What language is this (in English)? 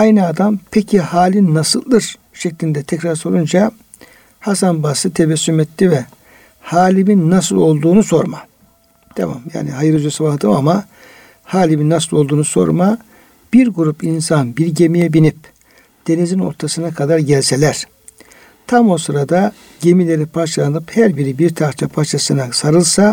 Turkish